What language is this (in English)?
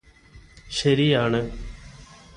Malayalam